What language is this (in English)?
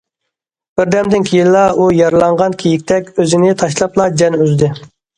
Uyghur